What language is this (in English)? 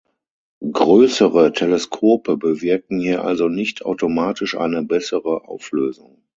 German